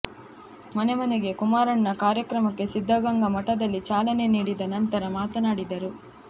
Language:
Kannada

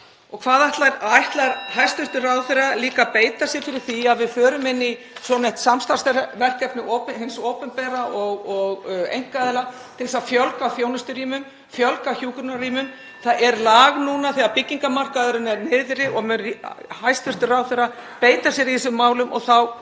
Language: Icelandic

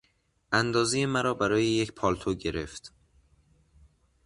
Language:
Persian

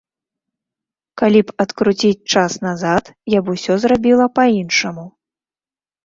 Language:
Belarusian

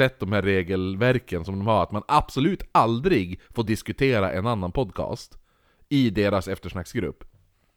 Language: Swedish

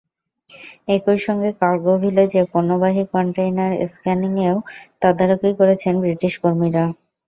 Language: Bangla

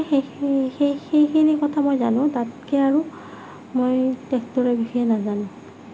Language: Assamese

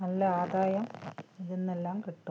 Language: Malayalam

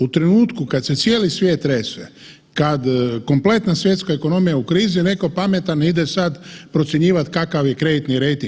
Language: Croatian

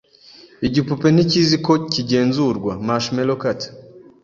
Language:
Kinyarwanda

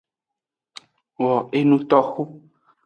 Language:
Aja (Benin)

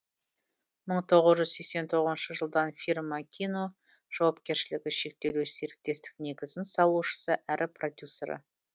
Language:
Kazakh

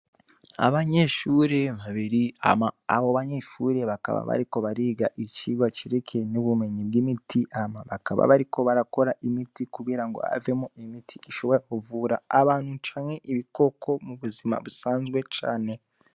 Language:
Rundi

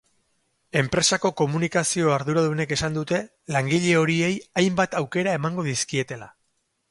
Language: Basque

